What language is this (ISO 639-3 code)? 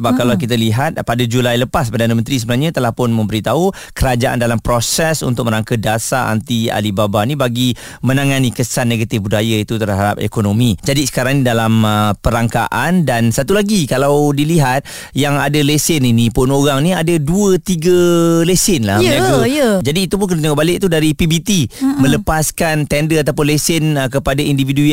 msa